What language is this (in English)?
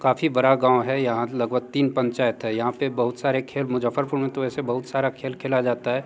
Hindi